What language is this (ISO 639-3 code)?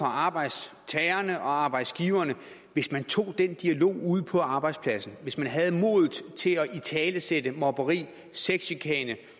dan